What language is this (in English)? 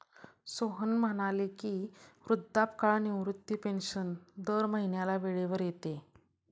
Marathi